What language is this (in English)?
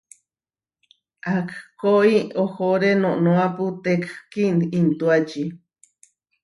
Huarijio